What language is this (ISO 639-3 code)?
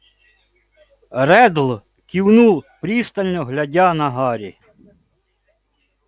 rus